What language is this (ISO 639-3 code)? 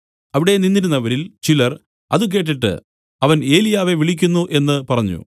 mal